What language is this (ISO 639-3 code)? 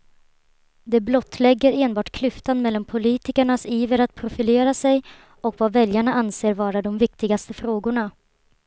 swe